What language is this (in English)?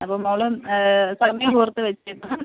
Malayalam